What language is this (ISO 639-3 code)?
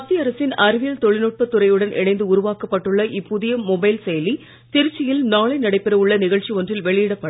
tam